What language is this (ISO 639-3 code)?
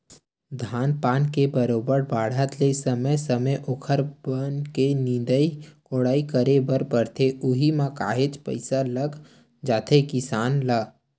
hne